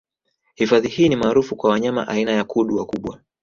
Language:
Swahili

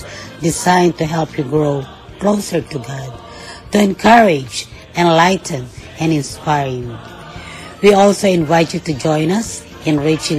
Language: Filipino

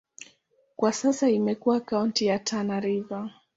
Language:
Swahili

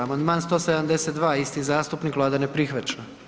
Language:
Croatian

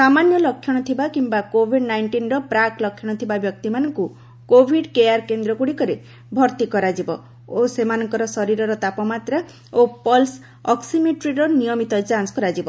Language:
Odia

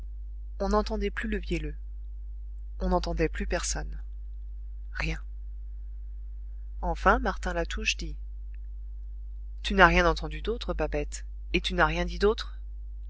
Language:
French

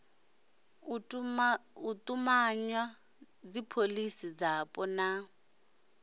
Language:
Venda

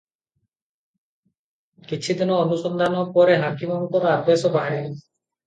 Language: Odia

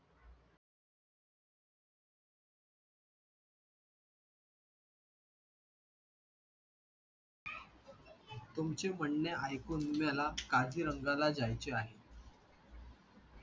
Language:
Marathi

